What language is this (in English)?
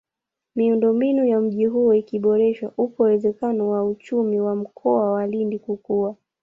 Swahili